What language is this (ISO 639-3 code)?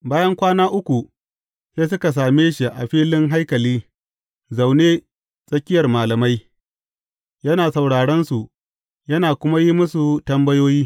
hau